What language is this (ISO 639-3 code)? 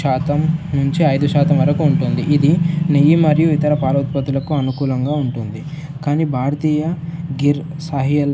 tel